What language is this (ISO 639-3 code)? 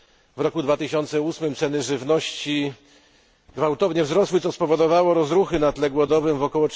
pol